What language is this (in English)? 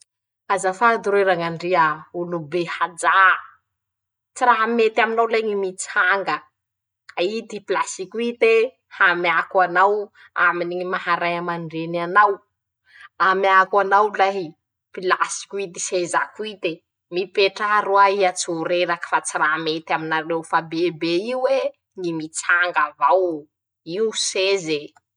Masikoro Malagasy